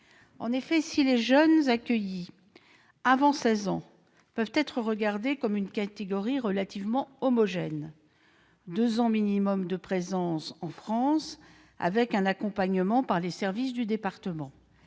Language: French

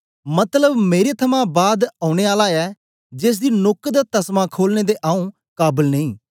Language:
Dogri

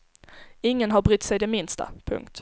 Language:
Swedish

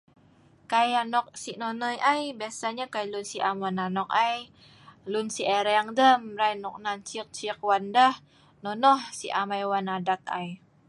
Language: Sa'ban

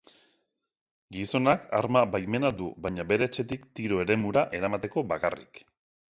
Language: Basque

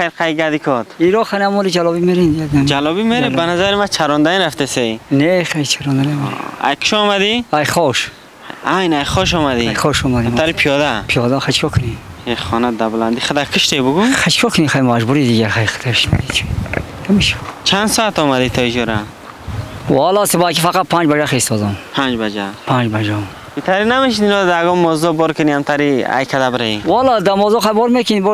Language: Persian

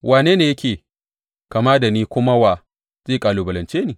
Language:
Hausa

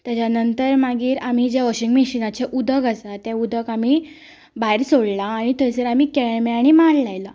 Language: Konkani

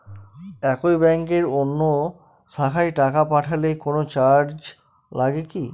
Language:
Bangla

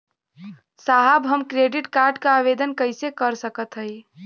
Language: Bhojpuri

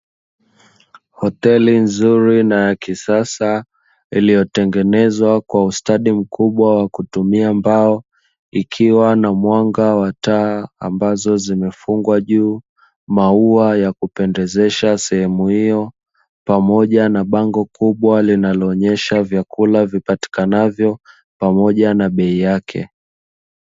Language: Swahili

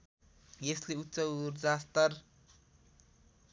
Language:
Nepali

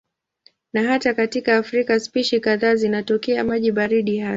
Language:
Swahili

